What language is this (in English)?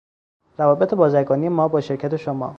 Persian